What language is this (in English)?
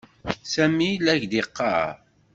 Kabyle